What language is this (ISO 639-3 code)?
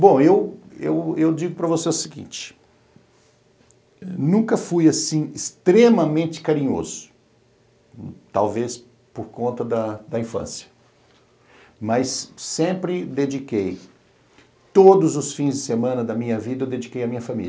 por